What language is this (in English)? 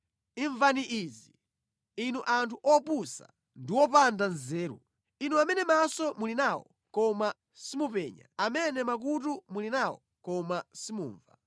Nyanja